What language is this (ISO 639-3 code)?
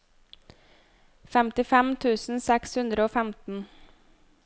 nor